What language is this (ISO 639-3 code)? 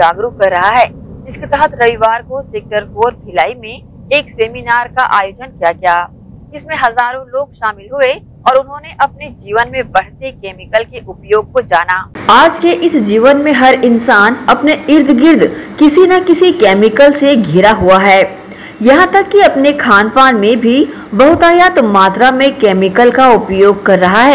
hin